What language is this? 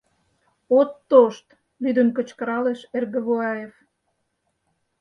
Mari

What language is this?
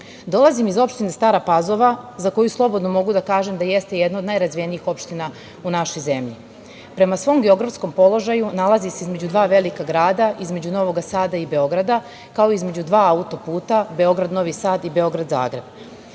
Serbian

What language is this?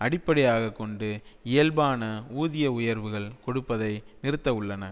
Tamil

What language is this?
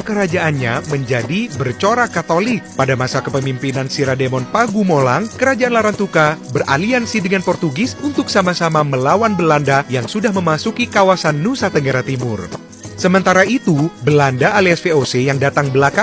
Indonesian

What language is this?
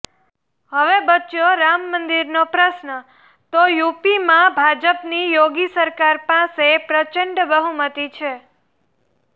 Gujarati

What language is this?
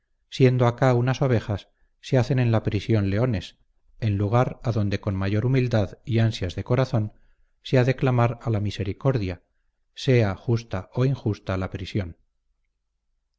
Spanish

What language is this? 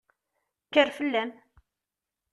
Kabyle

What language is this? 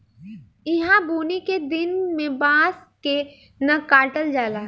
Bhojpuri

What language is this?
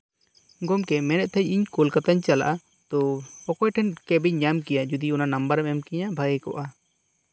Santali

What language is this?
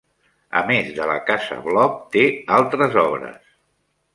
Catalan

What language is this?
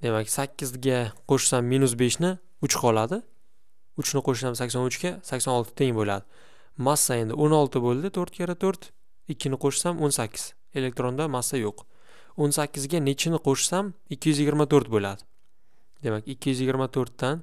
Turkish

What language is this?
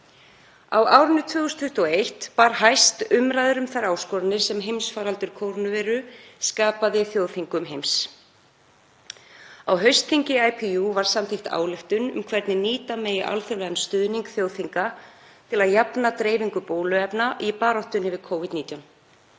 Icelandic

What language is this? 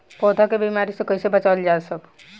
Bhojpuri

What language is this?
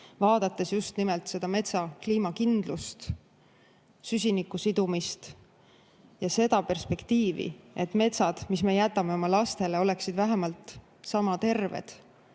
Estonian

